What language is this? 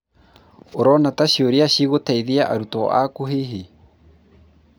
Kikuyu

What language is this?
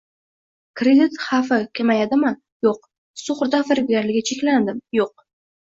Uzbek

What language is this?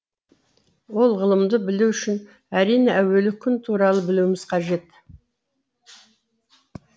Kazakh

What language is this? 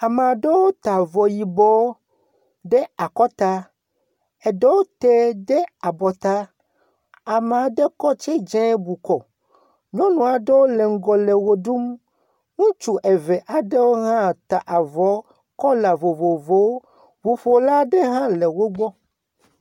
Ewe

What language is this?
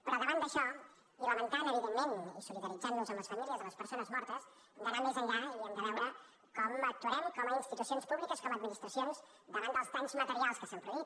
Catalan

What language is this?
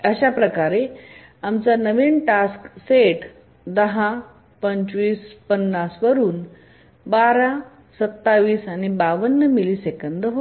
Marathi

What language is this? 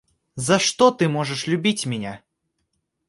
Russian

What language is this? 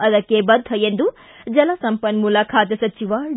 Kannada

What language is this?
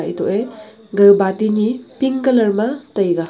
Wancho Naga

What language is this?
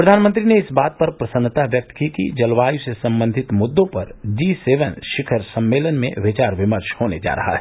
Hindi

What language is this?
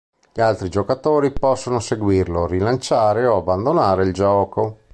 Italian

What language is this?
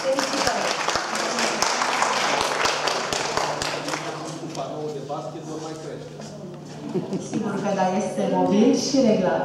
Romanian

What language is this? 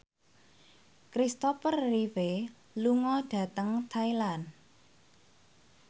Javanese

